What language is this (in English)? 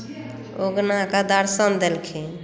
Maithili